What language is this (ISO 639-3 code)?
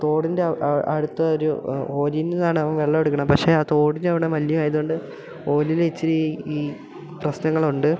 mal